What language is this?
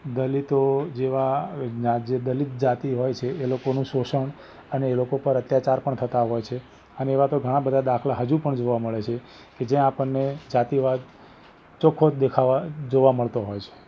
Gujarati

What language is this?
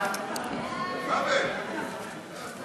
Hebrew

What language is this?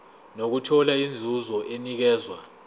Zulu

